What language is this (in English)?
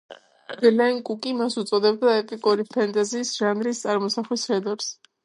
Georgian